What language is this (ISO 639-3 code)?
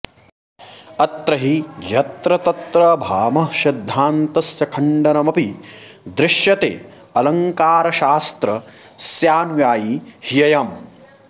san